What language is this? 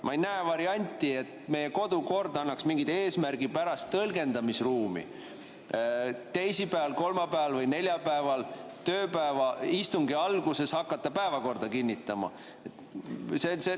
Estonian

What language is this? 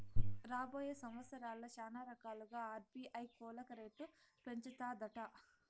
Telugu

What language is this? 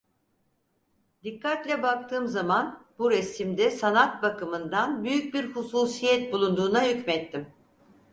Turkish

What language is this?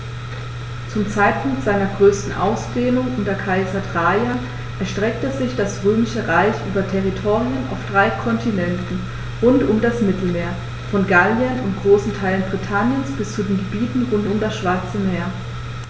German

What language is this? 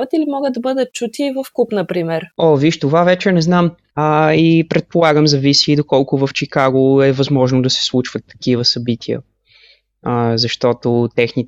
Bulgarian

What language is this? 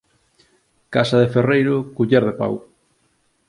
Galician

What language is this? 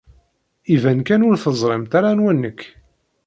Kabyle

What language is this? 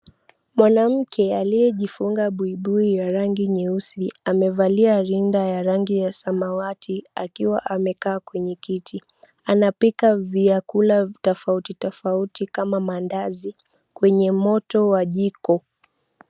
Swahili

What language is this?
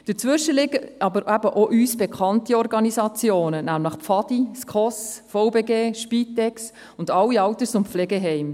Swiss German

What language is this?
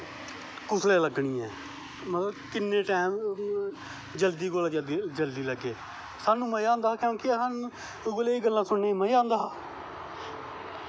Dogri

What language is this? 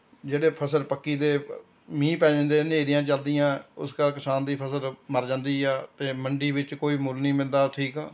Punjabi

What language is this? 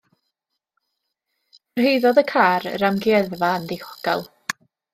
Welsh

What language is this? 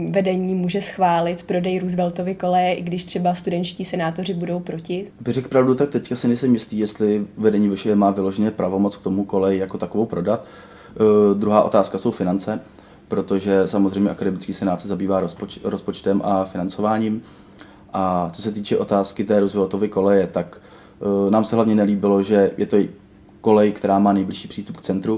Czech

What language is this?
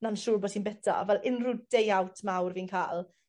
Welsh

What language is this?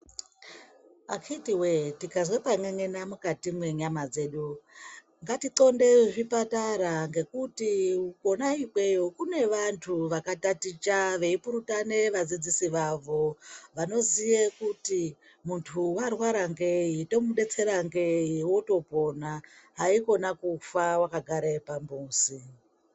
Ndau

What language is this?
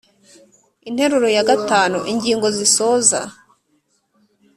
Kinyarwanda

